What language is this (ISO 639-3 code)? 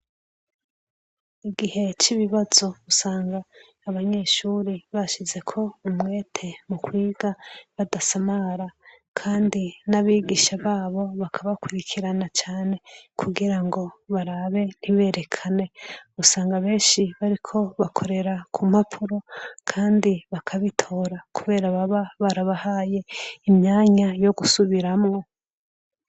run